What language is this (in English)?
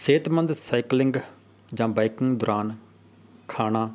Punjabi